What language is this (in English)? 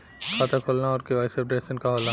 Bhojpuri